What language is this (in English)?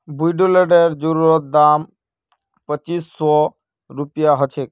Magahi